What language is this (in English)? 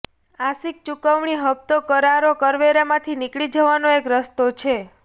Gujarati